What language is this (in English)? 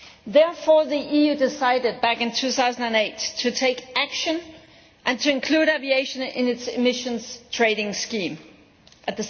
English